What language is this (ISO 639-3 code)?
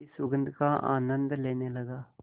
hin